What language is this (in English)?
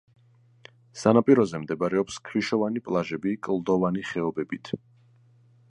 Georgian